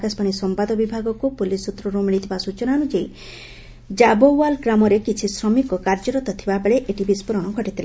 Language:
Odia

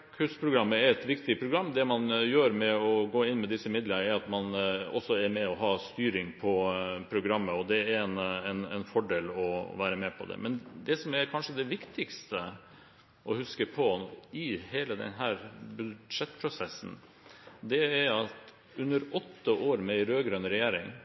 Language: Norwegian Bokmål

